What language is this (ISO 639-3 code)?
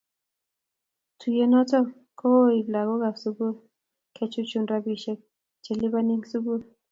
kln